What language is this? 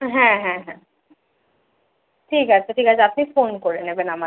Bangla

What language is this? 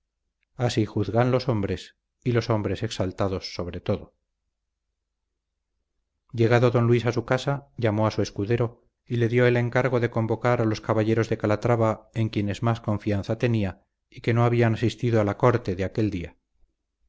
Spanish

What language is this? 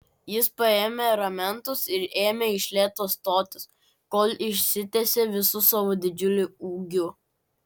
Lithuanian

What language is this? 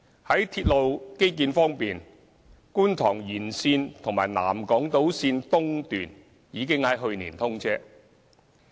Cantonese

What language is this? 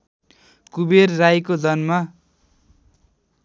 Nepali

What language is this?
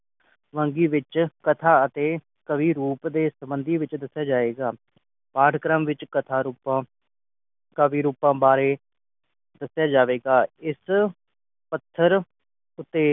Punjabi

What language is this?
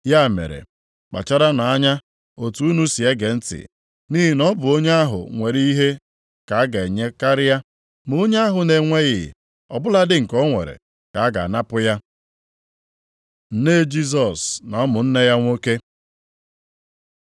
Igbo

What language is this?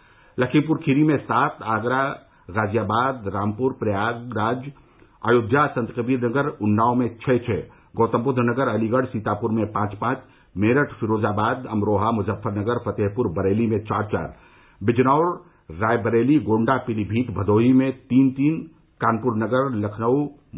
Hindi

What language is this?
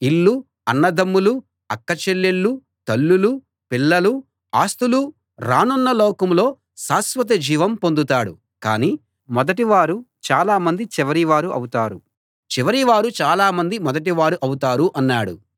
Telugu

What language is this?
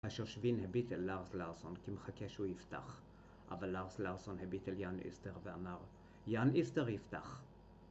Hebrew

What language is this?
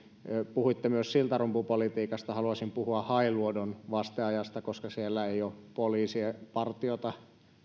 Finnish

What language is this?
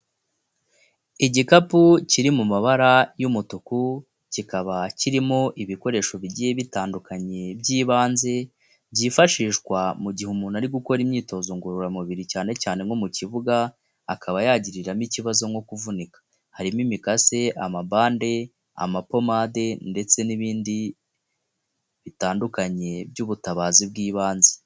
Kinyarwanda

